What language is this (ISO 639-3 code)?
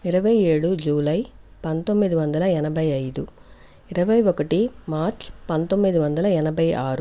tel